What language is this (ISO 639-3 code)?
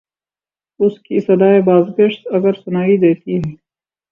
urd